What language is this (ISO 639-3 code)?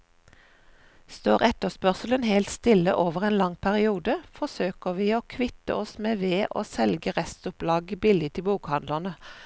nor